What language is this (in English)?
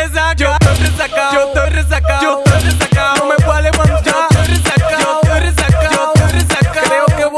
Spanish